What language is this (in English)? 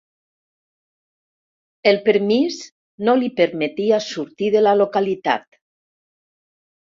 Catalan